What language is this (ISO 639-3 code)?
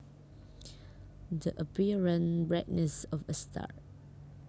jav